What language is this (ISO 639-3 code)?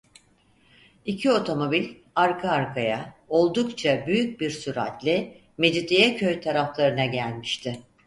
tur